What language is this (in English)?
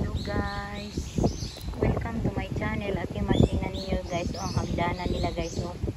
Thai